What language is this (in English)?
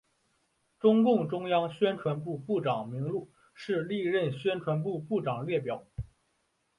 Chinese